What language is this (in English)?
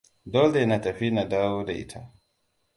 Hausa